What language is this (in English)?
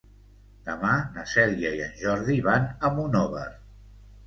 Catalan